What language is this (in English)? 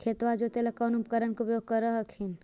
Magahi